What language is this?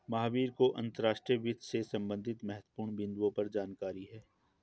Hindi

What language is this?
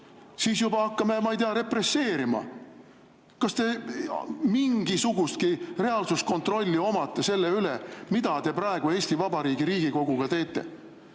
Estonian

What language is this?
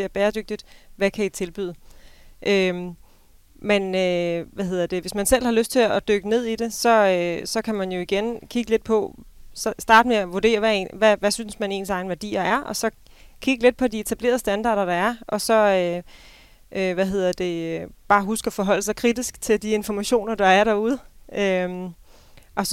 Danish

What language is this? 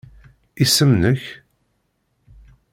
Kabyle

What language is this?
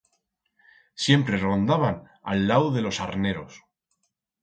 Aragonese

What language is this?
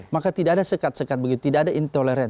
Indonesian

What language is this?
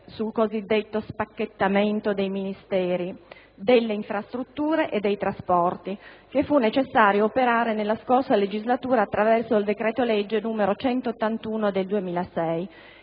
Italian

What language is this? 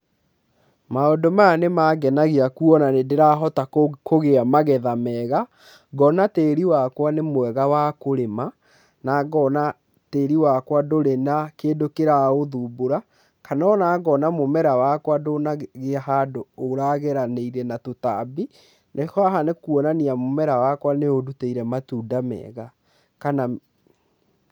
Kikuyu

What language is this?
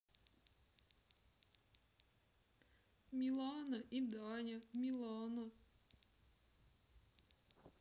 Russian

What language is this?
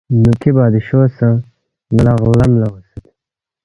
Balti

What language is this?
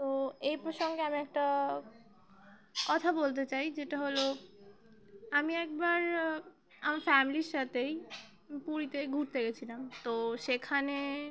Bangla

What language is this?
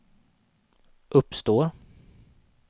Swedish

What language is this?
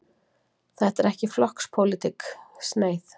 Icelandic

